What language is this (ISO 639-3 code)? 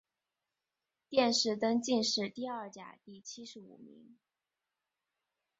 zho